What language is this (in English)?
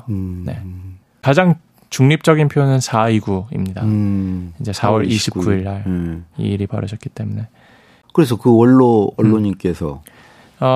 Korean